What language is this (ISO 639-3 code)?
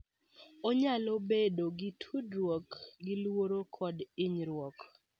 luo